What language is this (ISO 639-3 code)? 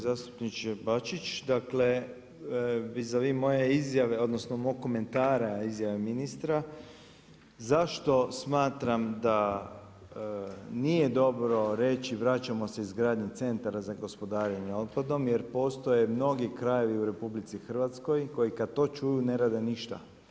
hrv